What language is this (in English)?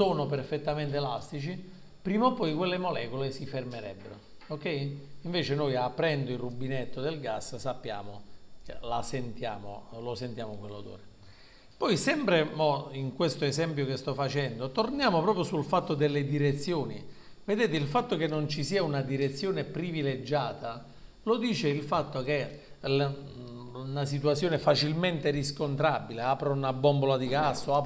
Italian